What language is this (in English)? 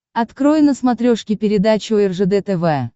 Russian